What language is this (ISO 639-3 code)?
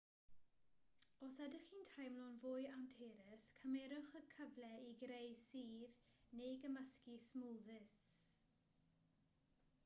cym